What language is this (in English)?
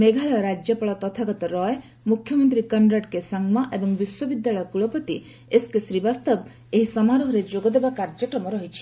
Odia